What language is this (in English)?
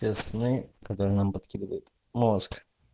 Russian